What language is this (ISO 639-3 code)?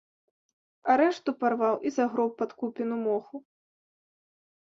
bel